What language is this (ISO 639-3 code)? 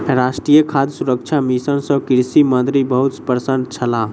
mai